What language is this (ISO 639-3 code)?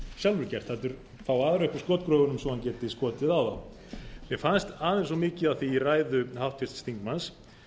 isl